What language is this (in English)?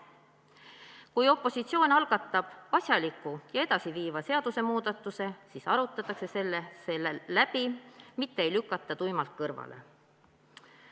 Estonian